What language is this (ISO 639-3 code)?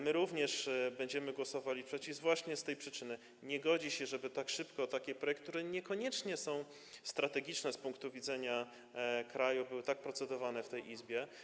pol